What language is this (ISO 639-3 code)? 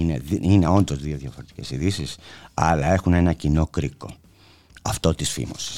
ell